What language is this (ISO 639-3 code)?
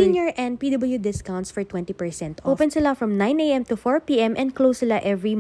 fil